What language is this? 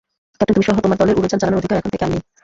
Bangla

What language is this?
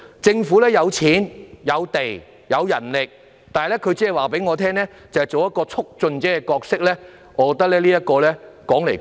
Cantonese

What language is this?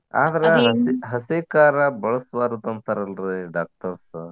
Kannada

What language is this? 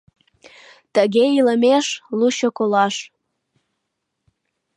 Mari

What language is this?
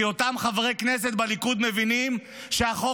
Hebrew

